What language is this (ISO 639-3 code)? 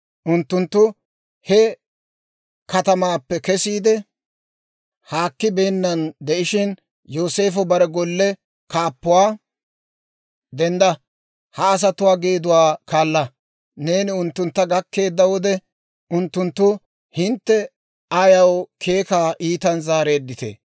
dwr